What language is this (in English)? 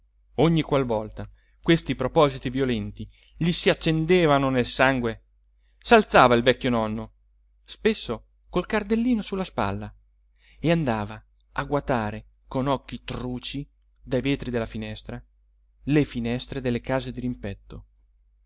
Italian